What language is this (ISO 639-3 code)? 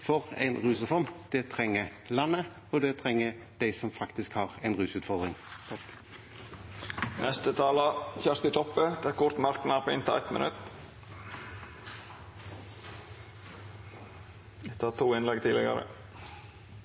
nor